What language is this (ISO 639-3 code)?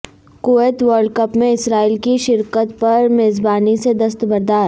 urd